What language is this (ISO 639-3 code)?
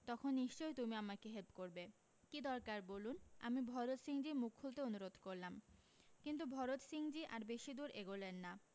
ben